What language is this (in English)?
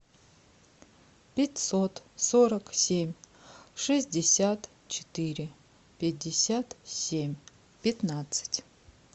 Russian